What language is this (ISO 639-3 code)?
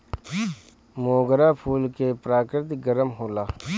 bho